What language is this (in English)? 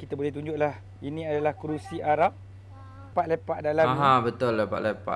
Malay